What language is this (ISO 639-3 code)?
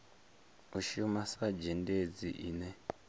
ven